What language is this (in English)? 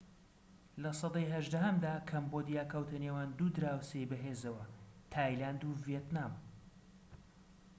Central Kurdish